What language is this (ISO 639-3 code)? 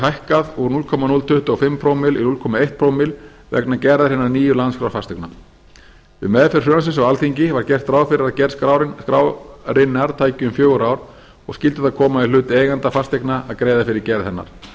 isl